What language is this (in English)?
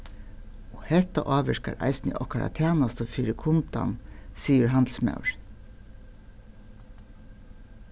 Faroese